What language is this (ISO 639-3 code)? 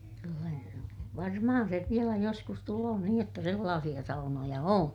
fin